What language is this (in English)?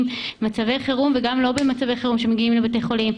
Hebrew